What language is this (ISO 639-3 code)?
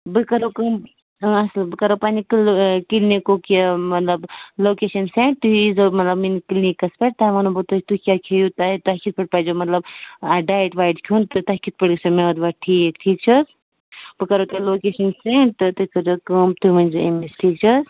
kas